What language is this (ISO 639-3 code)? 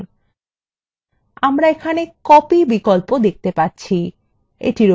ben